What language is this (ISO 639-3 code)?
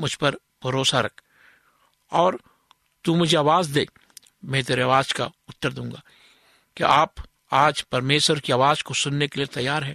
hin